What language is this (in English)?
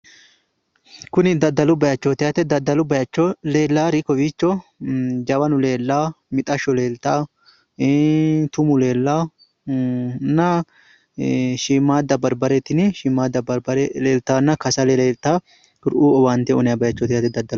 Sidamo